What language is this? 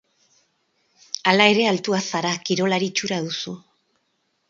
Basque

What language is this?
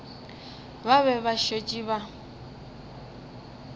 Northern Sotho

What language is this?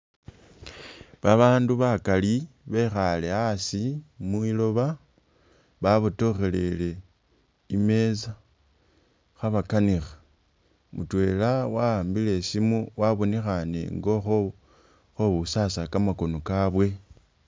Masaaba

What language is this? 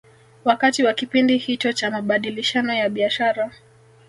Swahili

